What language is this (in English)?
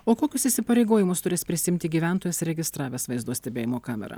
Lithuanian